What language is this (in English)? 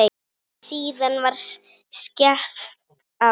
Icelandic